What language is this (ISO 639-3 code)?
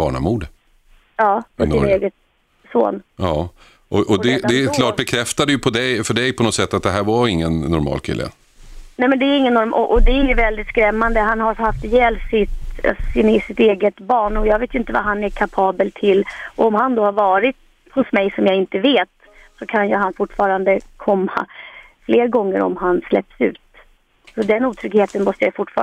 swe